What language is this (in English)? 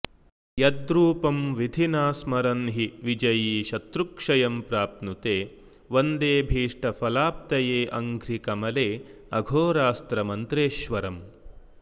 Sanskrit